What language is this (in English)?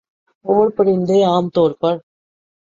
Urdu